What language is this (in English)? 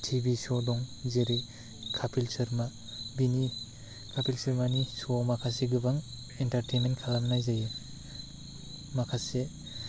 Bodo